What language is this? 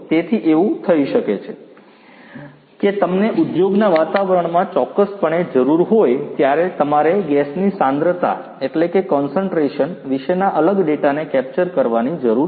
Gujarati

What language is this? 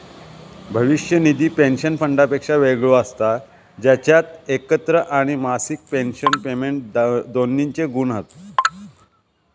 Marathi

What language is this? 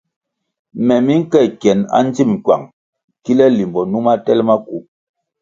Kwasio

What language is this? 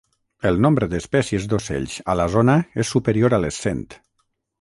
Catalan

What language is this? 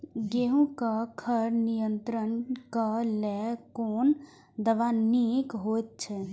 Maithili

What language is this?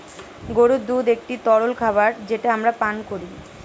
Bangla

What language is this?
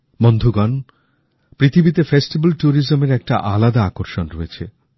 Bangla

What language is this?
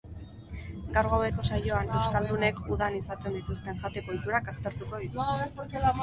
Basque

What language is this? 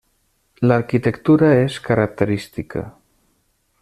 Catalan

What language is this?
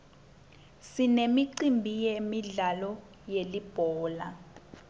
Swati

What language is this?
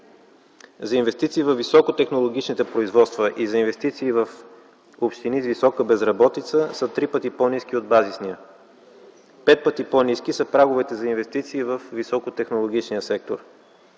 Bulgarian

